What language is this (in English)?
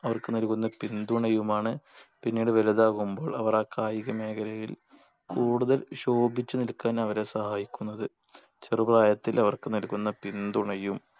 Malayalam